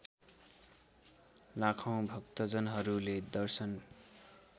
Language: Nepali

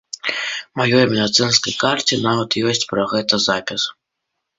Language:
Belarusian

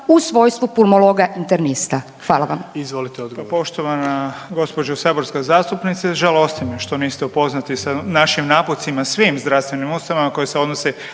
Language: Croatian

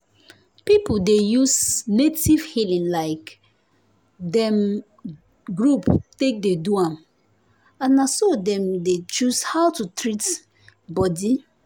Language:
Nigerian Pidgin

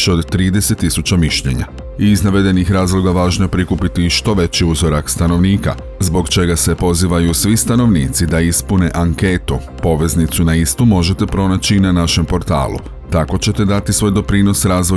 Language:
Croatian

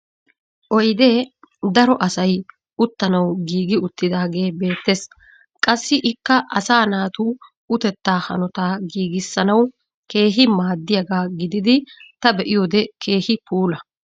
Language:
Wolaytta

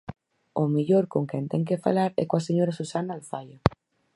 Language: Galician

